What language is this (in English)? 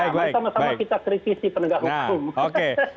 Indonesian